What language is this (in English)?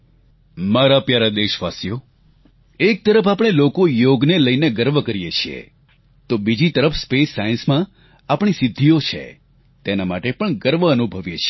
Gujarati